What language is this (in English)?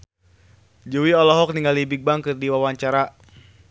Sundanese